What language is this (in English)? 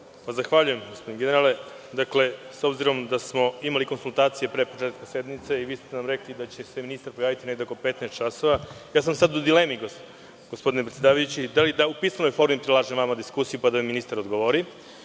Serbian